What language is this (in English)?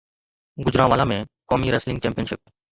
Sindhi